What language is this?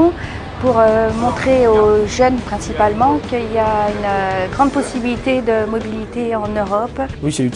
French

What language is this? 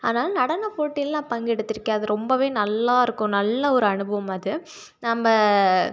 Tamil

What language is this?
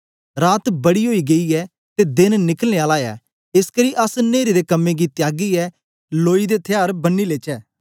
Dogri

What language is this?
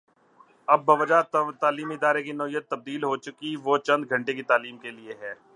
Urdu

